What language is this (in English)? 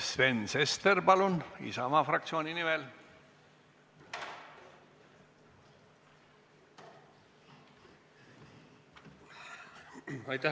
Estonian